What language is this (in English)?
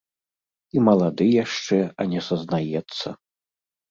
Belarusian